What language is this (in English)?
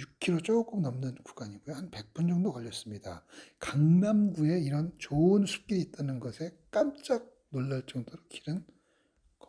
Korean